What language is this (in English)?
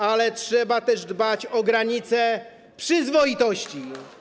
Polish